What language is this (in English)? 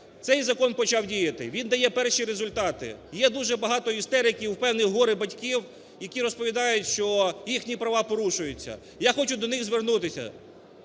Ukrainian